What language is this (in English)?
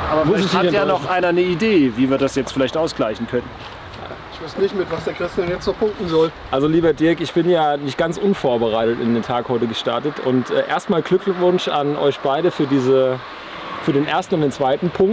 German